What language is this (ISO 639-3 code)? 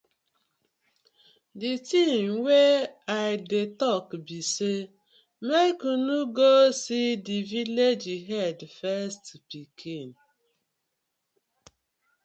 pcm